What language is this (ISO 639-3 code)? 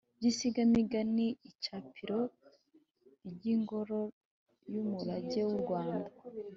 kin